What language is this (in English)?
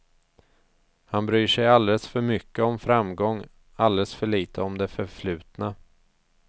Swedish